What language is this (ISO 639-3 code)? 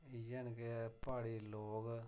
doi